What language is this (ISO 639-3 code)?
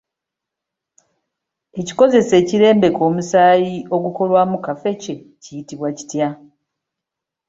lug